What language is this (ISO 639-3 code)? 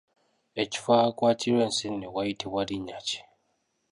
lug